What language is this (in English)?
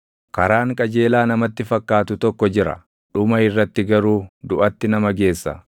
Oromo